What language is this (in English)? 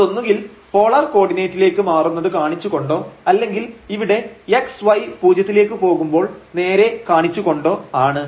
Malayalam